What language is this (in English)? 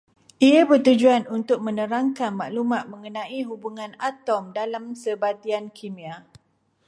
Malay